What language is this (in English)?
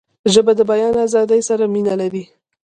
Pashto